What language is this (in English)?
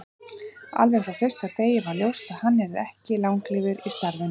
Icelandic